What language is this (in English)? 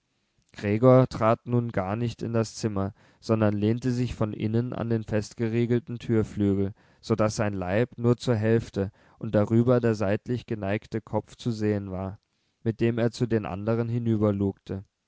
German